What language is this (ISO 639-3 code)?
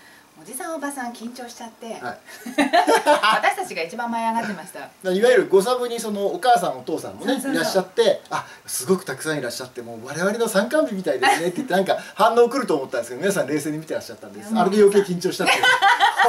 jpn